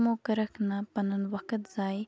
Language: Kashmiri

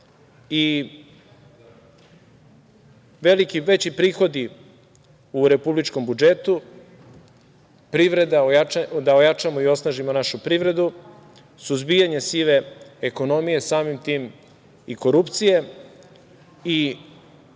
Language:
Serbian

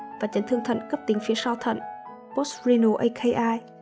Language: Vietnamese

